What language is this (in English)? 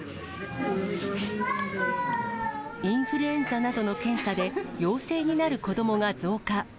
Japanese